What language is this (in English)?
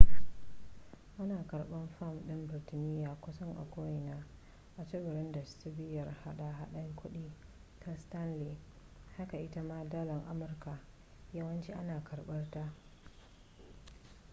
Hausa